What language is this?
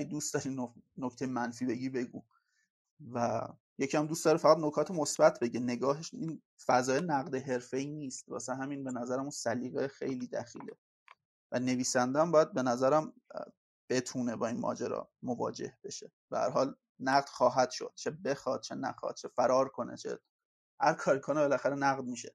Persian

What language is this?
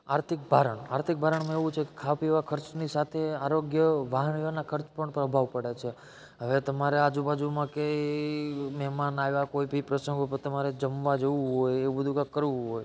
Gujarati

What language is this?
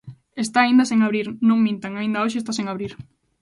Galician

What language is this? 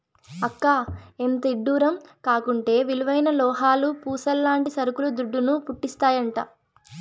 Telugu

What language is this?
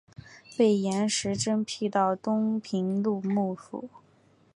Chinese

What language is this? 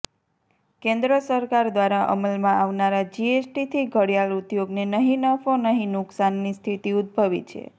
Gujarati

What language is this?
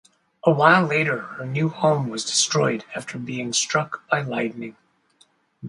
English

